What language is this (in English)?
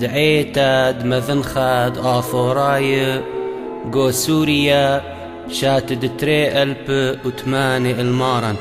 Arabic